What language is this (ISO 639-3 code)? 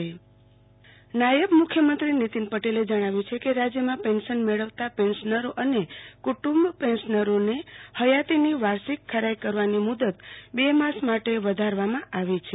guj